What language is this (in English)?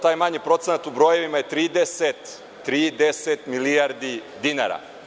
Serbian